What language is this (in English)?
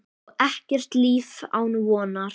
Icelandic